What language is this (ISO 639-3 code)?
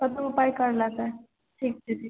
mai